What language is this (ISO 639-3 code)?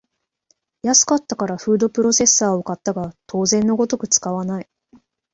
jpn